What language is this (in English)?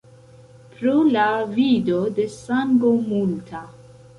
Esperanto